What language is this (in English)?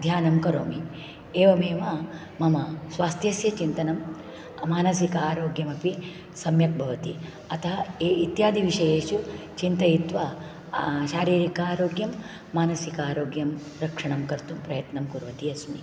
Sanskrit